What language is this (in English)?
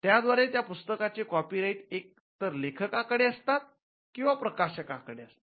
Marathi